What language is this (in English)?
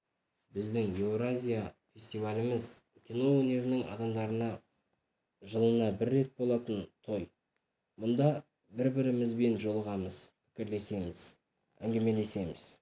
Kazakh